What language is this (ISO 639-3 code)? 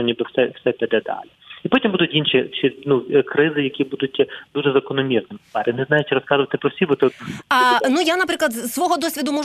ukr